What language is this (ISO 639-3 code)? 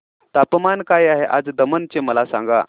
mar